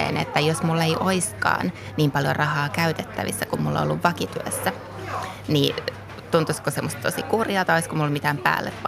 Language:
Finnish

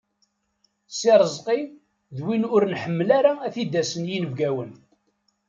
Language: Kabyle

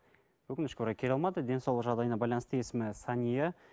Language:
Kazakh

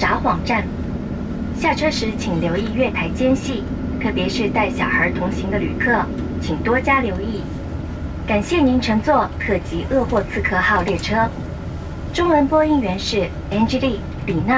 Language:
Japanese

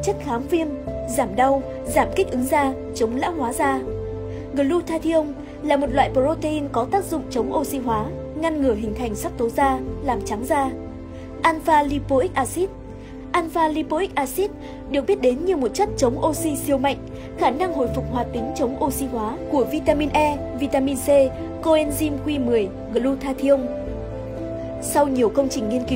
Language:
Vietnamese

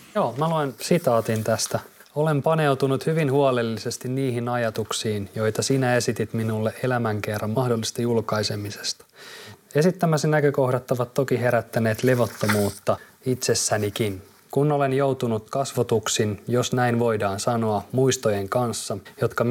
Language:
Finnish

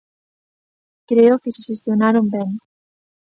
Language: Galician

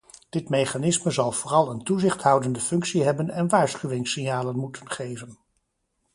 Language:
Dutch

